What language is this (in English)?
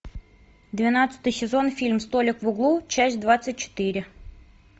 Russian